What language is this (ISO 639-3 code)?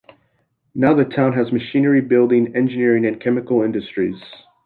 eng